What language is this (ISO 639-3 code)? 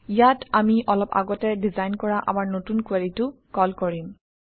asm